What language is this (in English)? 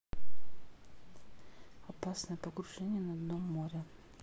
Russian